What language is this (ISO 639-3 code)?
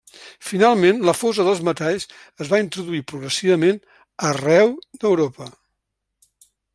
cat